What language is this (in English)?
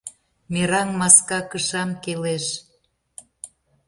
Mari